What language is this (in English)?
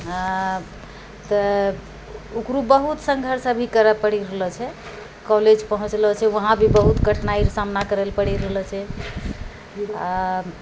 Maithili